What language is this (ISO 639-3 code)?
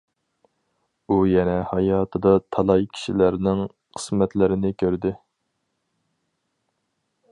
uig